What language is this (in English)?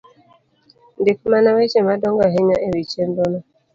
Luo (Kenya and Tanzania)